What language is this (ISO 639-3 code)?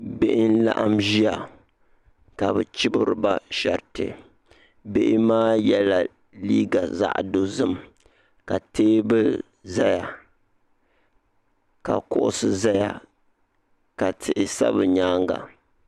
dag